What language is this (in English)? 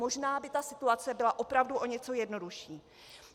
Czech